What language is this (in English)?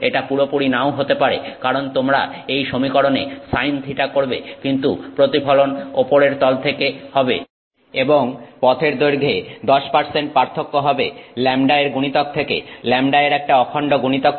Bangla